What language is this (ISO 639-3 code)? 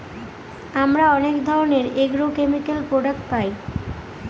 ben